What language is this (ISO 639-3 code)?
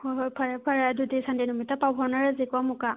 mni